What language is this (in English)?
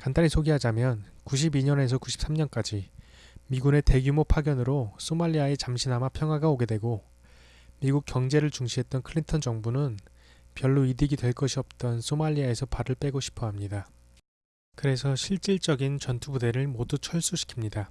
Korean